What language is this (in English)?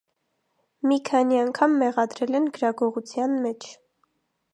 Armenian